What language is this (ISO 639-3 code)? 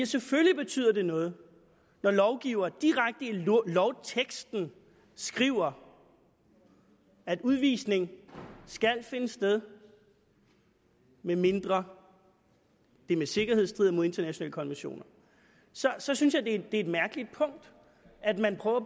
dan